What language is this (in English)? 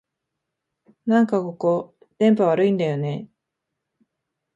Japanese